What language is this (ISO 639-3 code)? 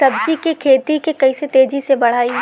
bho